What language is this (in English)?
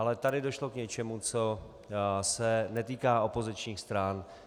Czech